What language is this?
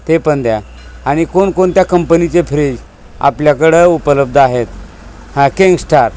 Marathi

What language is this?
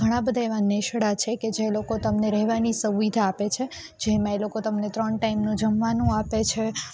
Gujarati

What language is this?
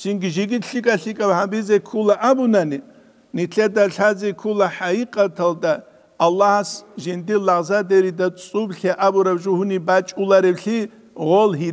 Arabic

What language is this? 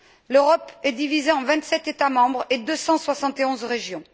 French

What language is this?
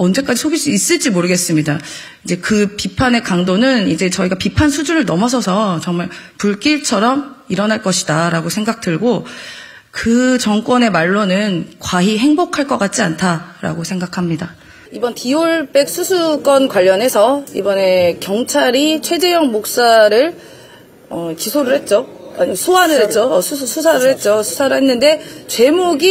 Korean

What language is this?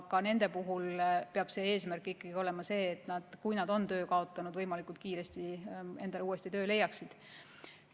Estonian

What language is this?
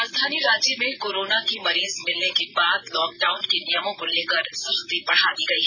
Hindi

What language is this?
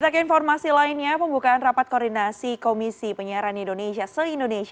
Indonesian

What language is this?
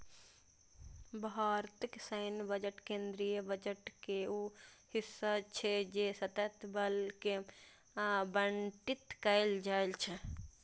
Maithili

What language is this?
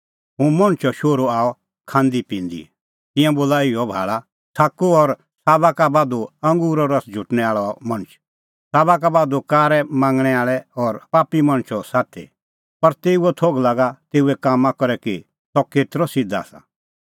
Kullu Pahari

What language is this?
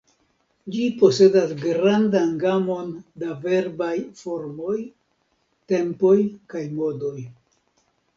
Esperanto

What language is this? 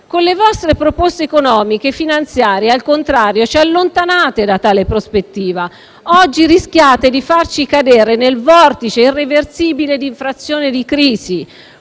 Italian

